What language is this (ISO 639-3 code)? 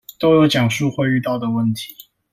zho